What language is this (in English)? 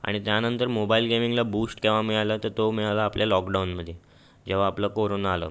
Marathi